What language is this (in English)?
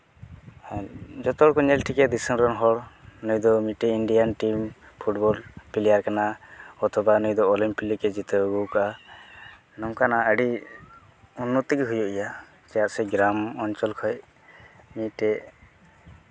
Santali